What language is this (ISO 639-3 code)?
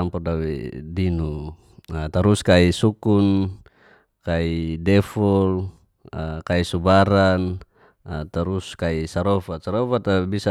ges